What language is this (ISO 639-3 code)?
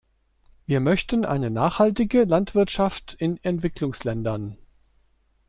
deu